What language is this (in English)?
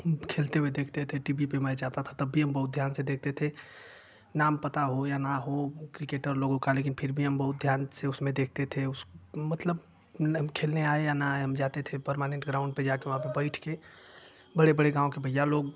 Hindi